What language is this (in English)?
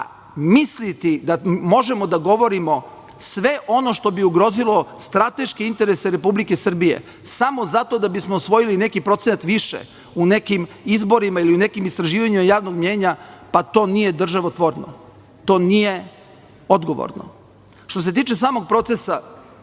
Serbian